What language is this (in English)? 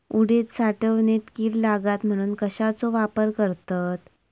Marathi